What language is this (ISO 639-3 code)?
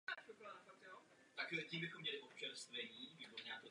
ces